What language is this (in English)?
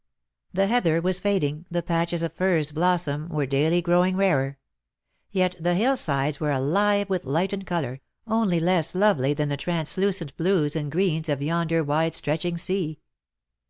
English